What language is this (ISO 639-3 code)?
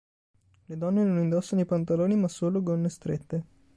ita